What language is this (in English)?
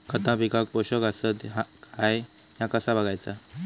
Marathi